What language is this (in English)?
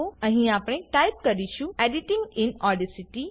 Gujarati